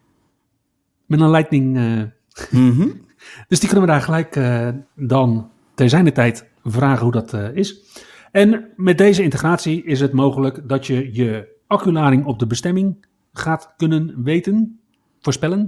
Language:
Dutch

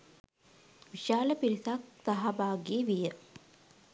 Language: Sinhala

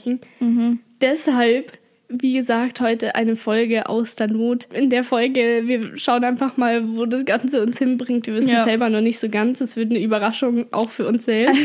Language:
German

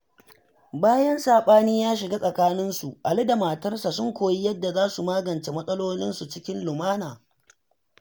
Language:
Hausa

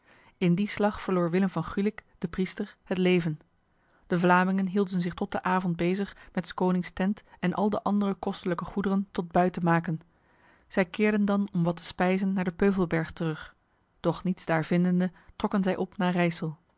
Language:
Dutch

